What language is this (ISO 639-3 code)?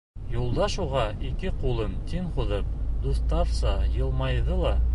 bak